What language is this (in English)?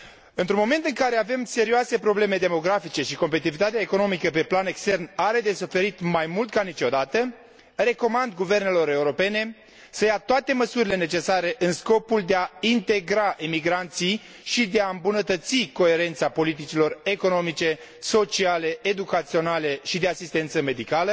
Romanian